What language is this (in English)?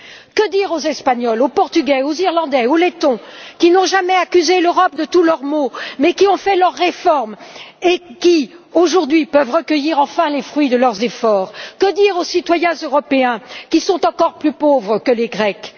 French